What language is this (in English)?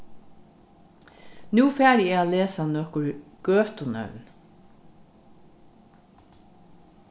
Faroese